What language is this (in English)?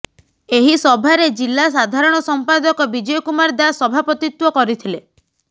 Odia